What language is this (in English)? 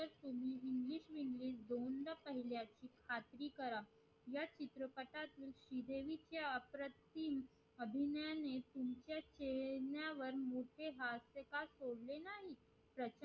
Marathi